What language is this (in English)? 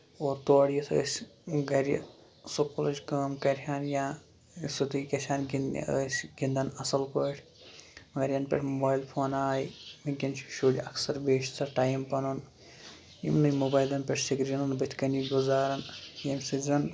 Kashmiri